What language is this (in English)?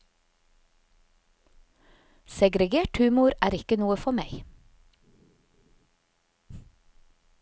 Norwegian